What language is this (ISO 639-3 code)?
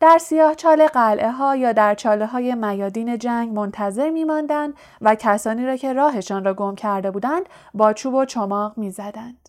fas